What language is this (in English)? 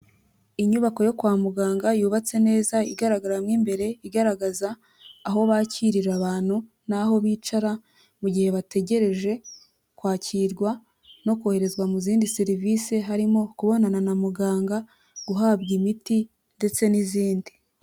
Kinyarwanda